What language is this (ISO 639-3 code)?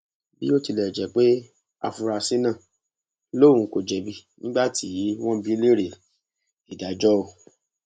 yor